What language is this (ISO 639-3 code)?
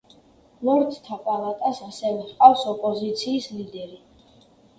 kat